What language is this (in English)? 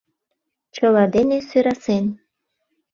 Mari